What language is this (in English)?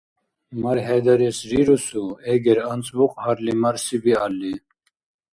Dargwa